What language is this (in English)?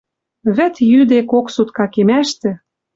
Western Mari